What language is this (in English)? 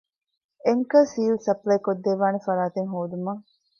Divehi